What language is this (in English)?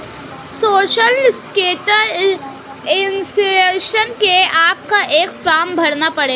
Hindi